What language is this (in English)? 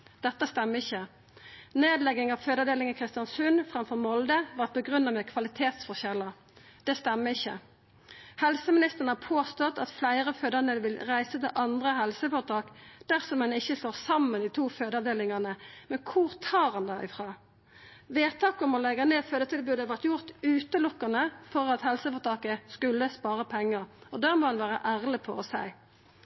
Norwegian Nynorsk